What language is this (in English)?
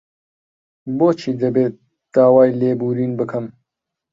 Central Kurdish